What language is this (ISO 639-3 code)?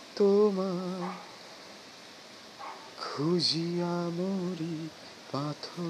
ben